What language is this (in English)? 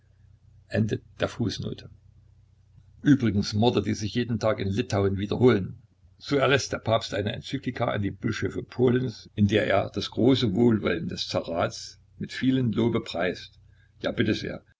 German